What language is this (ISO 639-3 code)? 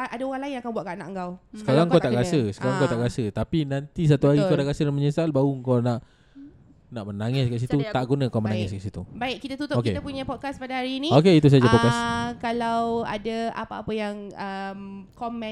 msa